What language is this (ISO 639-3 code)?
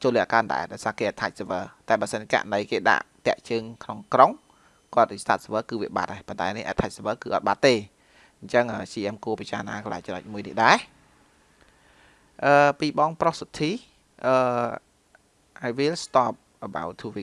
vie